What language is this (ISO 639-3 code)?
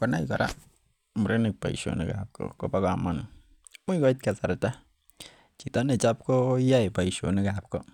kln